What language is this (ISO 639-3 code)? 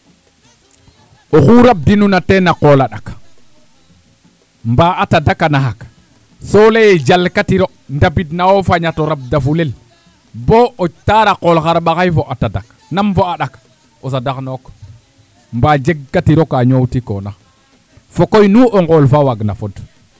srr